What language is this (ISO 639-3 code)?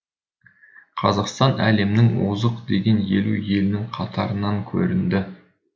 kaz